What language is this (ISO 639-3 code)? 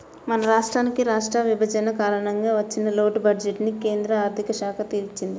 tel